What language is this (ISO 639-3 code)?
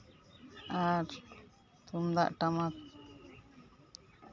sat